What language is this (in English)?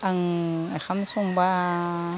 Bodo